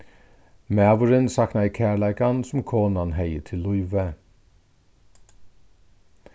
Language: Faroese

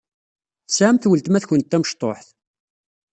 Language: Kabyle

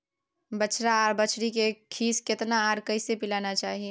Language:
Maithili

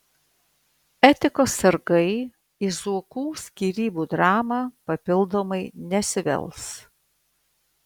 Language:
Lithuanian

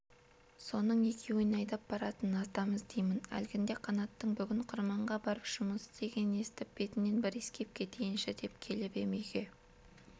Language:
Kazakh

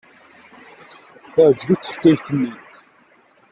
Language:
Kabyle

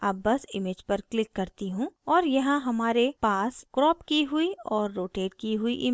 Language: Hindi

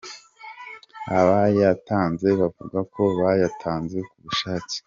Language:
Kinyarwanda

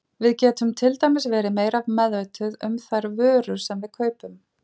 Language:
Icelandic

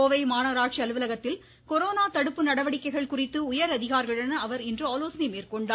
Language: Tamil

